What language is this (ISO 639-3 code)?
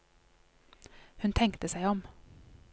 nor